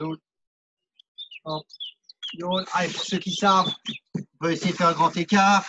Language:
French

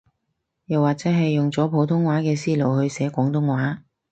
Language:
Cantonese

